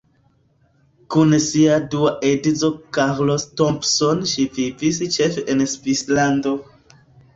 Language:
Esperanto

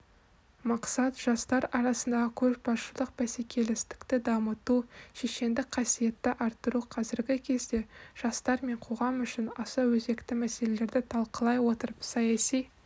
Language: Kazakh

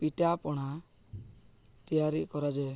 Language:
Odia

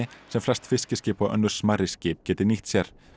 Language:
Icelandic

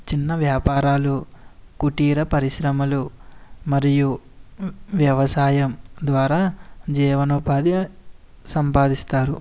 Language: Telugu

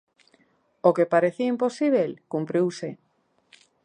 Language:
Galician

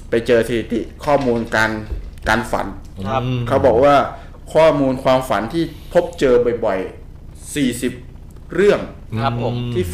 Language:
Thai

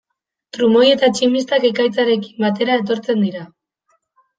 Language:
Basque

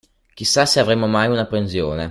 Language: Italian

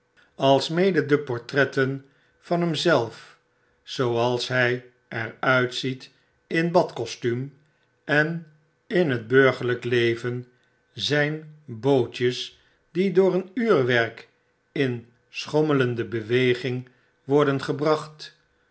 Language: Dutch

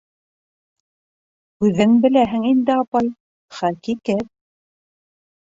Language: Bashkir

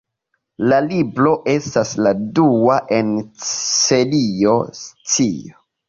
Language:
Esperanto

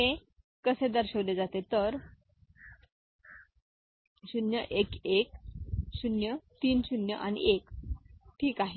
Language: Marathi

